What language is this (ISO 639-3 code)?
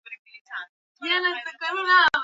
swa